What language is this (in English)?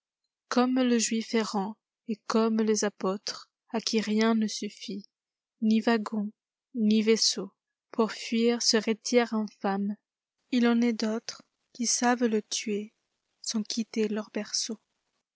French